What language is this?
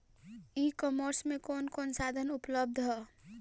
Bhojpuri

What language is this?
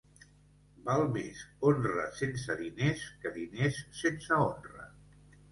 Catalan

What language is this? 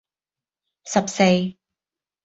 Cantonese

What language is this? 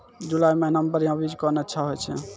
Maithili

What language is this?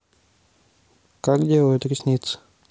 Russian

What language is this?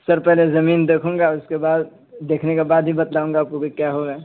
Urdu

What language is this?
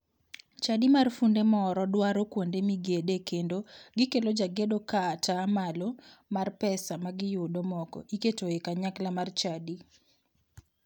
Luo (Kenya and Tanzania)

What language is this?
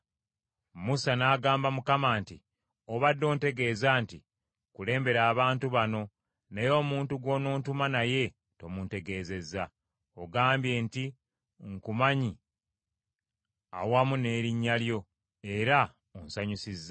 Ganda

